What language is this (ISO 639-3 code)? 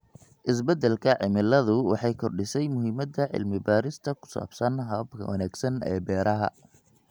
som